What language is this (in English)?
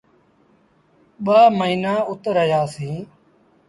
Sindhi Bhil